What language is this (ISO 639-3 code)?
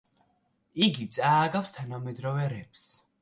kat